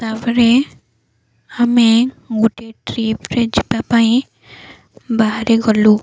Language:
Odia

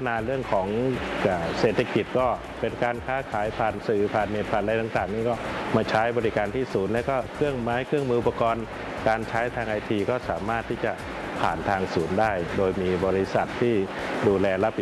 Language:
Thai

